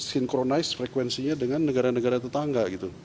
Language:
Indonesian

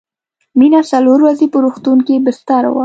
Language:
Pashto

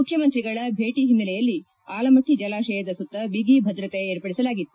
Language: Kannada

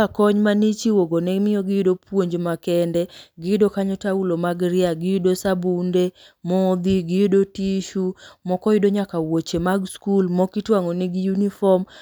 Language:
Luo (Kenya and Tanzania)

